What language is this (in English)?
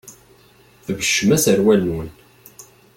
Kabyle